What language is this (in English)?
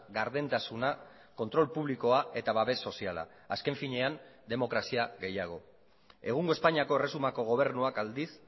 Basque